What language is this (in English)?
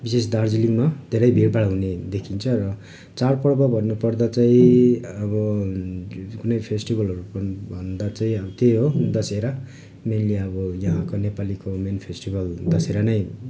Nepali